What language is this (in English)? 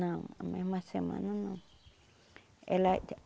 Portuguese